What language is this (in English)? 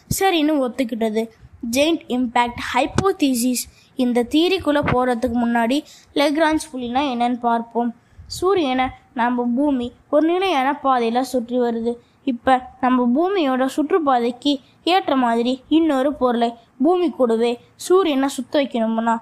Tamil